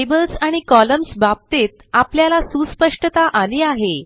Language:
Marathi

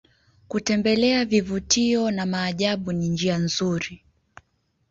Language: Swahili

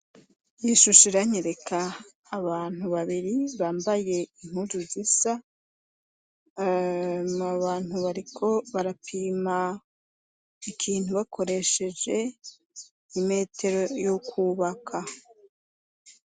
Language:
Rundi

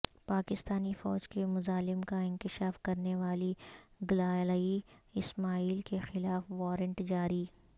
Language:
Urdu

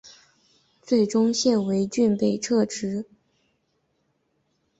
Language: Chinese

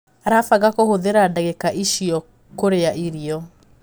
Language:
Kikuyu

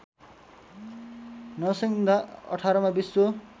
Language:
Nepali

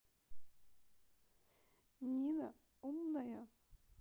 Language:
Russian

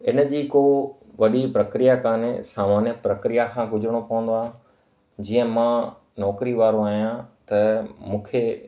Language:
Sindhi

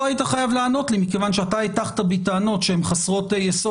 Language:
Hebrew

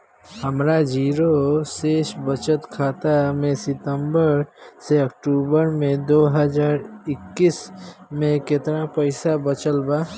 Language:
Bhojpuri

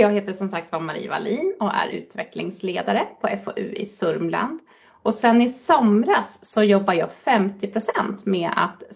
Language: Swedish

